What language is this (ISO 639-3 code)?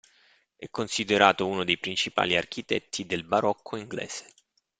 ita